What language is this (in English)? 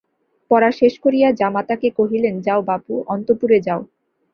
Bangla